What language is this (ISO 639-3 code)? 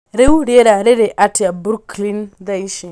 kik